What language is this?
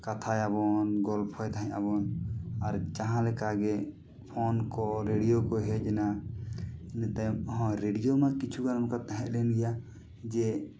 Santali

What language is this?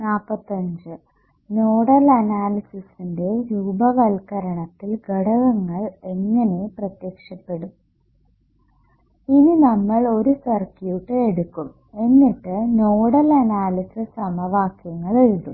Malayalam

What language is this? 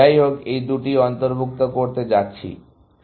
Bangla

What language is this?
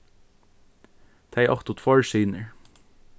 Faroese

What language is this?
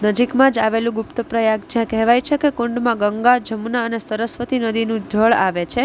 Gujarati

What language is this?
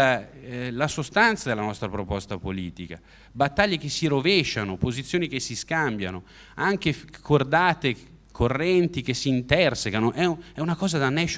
Italian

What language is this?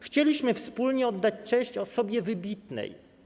Polish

